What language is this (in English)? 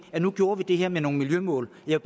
Danish